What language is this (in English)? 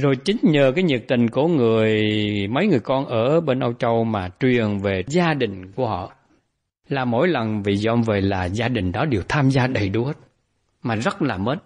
Vietnamese